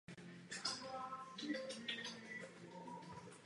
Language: Czech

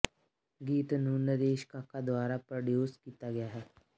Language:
Punjabi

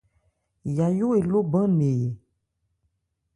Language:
Ebrié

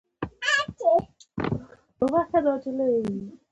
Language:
Pashto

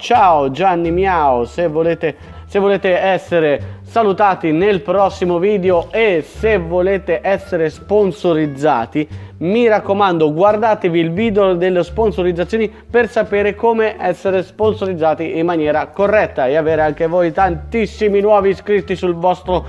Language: Italian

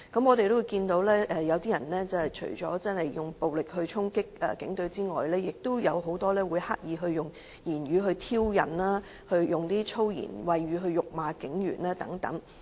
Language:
Cantonese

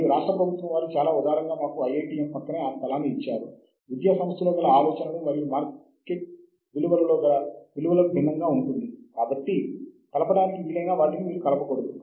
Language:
Telugu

